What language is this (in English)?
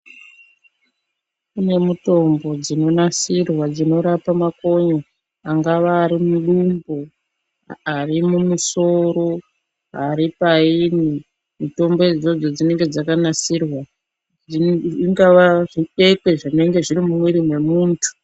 Ndau